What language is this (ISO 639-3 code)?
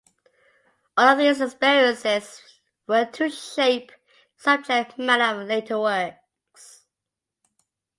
eng